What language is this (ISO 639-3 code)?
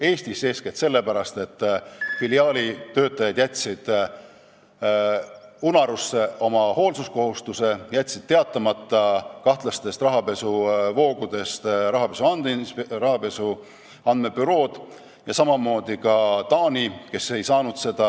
est